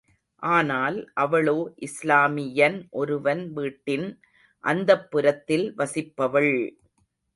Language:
Tamil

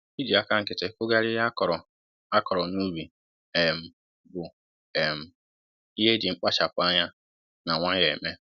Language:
Igbo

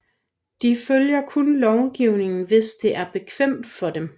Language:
Danish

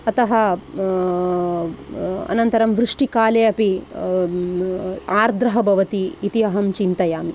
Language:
Sanskrit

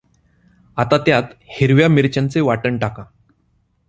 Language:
Marathi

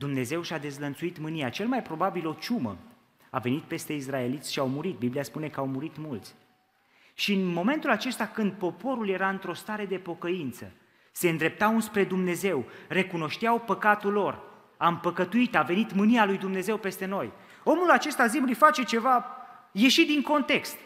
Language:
Romanian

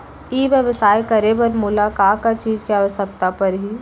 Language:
Chhattisgarhi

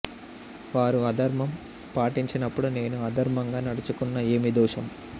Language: Telugu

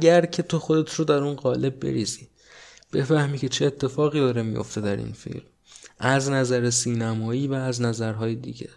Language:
Persian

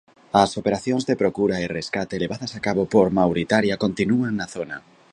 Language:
Galician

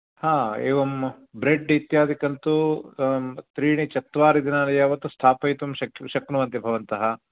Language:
Sanskrit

